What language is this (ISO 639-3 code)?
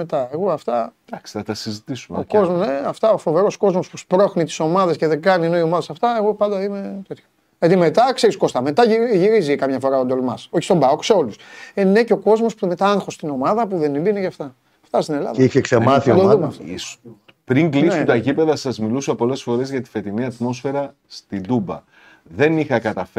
ell